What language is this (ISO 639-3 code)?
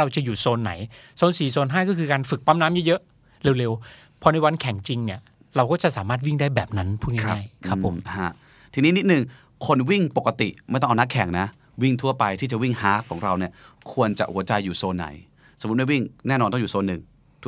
tha